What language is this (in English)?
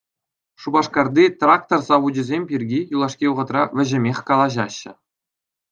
Chuvash